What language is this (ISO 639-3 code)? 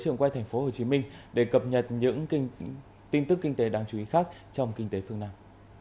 vie